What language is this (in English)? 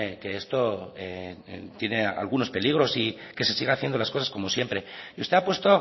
Spanish